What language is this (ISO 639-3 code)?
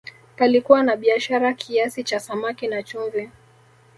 swa